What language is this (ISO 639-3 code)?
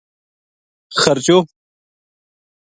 gju